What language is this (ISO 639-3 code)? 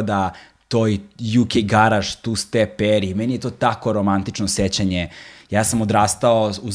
hrv